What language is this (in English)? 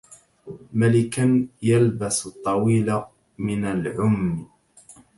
Arabic